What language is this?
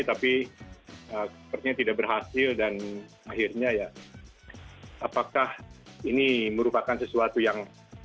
Indonesian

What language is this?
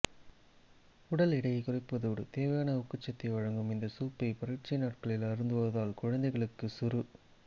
Tamil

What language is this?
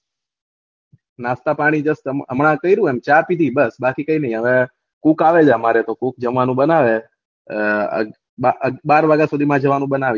Gujarati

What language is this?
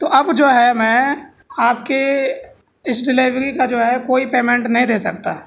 Urdu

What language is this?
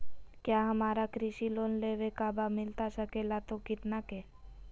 Magahi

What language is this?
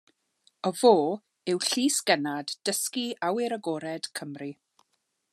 Welsh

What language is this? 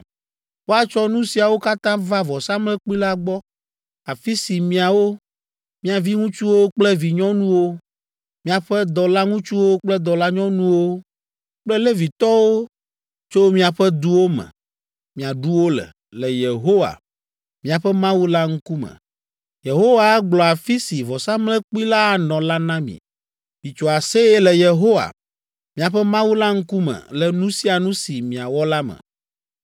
Ewe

